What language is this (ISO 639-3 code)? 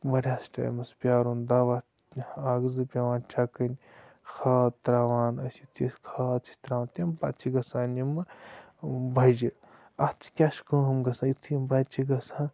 kas